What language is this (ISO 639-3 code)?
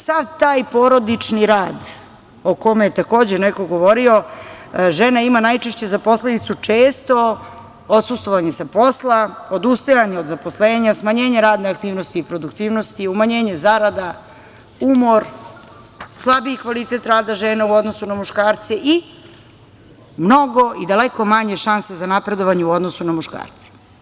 srp